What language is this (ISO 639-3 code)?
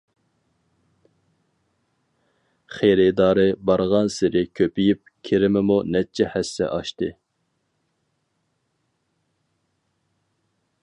uig